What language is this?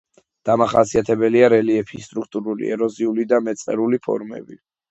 Georgian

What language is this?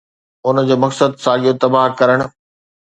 Sindhi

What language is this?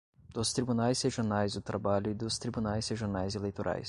Portuguese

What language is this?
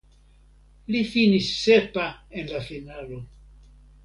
Esperanto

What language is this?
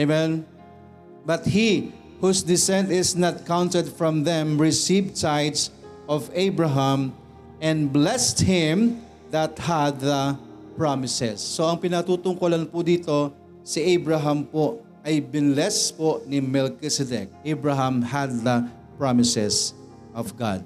Filipino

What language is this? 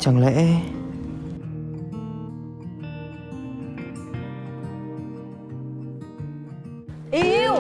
Vietnamese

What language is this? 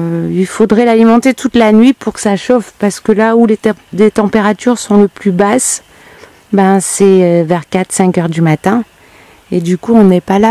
French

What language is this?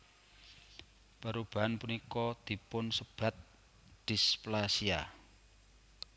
Javanese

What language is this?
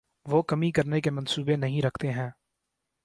Urdu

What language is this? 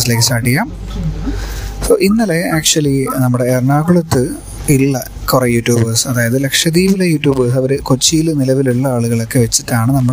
Malayalam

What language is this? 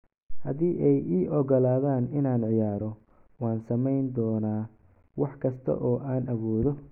Somali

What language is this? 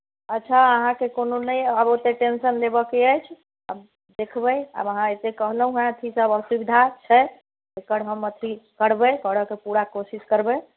Maithili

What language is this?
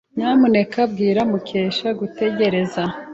Kinyarwanda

